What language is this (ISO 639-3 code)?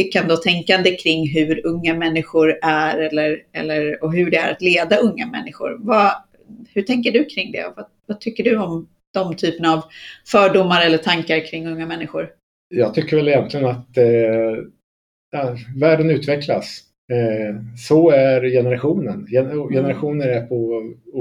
swe